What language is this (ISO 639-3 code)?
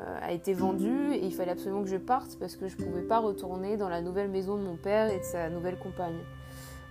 fra